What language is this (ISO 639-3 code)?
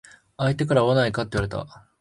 jpn